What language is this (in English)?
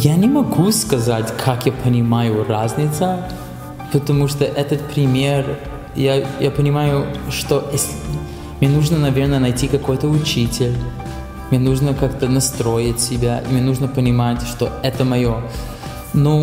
Russian